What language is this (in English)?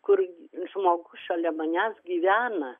Lithuanian